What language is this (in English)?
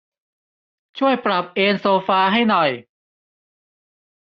Thai